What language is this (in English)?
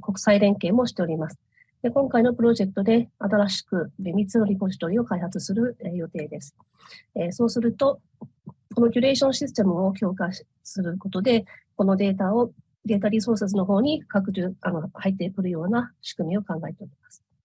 Japanese